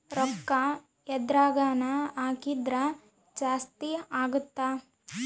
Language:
Kannada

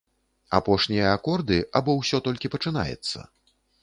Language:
Belarusian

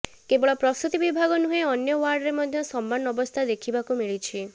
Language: Odia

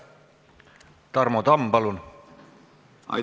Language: Estonian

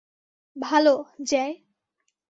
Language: Bangla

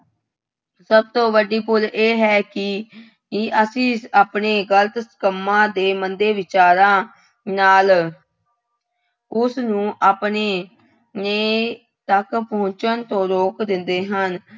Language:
Punjabi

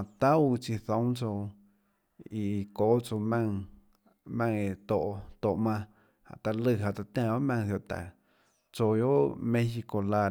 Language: Tlacoatzintepec Chinantec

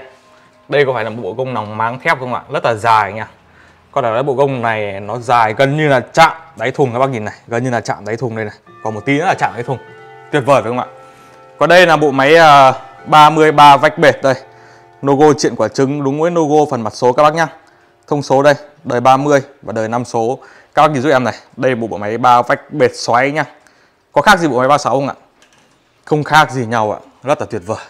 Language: Vietnamese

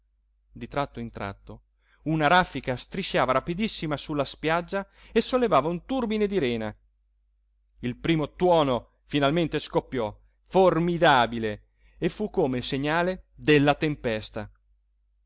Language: Italian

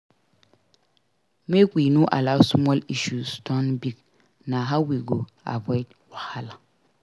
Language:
Nigerian Pidgin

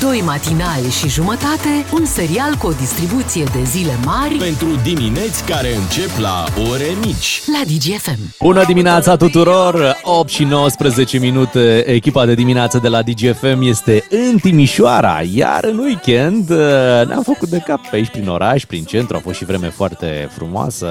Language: Romanian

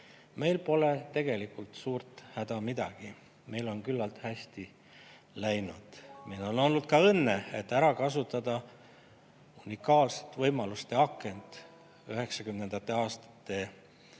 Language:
Estonian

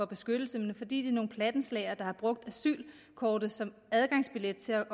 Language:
Danish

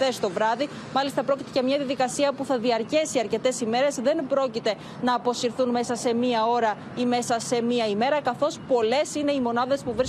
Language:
Greek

